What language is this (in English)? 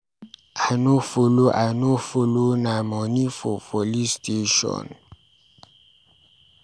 Nigerian Pidgin